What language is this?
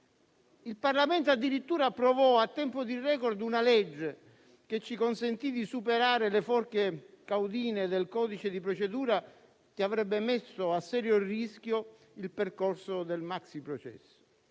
Italian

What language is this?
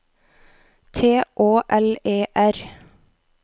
Norwegian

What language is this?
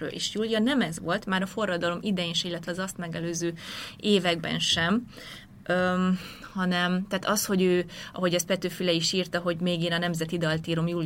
Hungarian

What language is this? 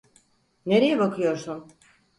Turkish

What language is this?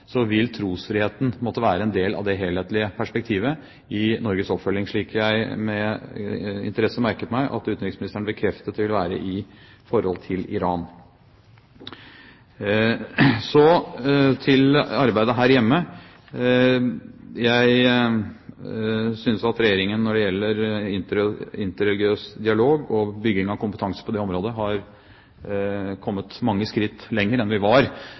Norwegian Bokmål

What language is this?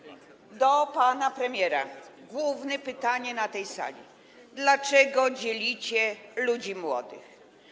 Polish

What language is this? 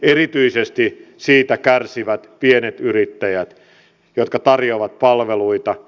Finnish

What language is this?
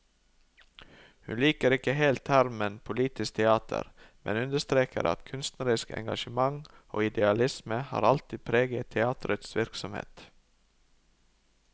Norwegian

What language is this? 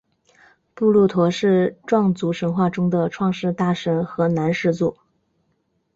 Chinese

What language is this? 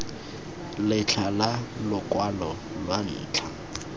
Tswana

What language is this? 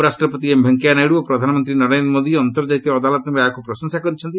Odia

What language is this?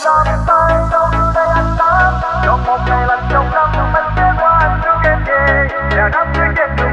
Vietnamese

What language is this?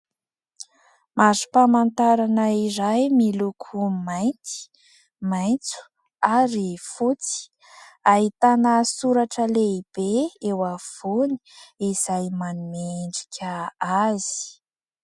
Malagasy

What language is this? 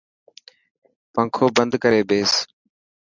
Dhatki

